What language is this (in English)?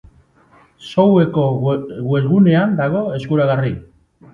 Basque